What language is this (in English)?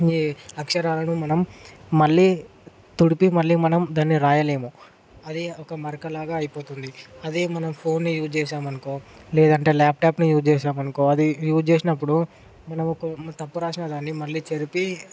Telugu